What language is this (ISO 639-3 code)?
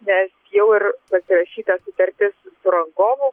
lit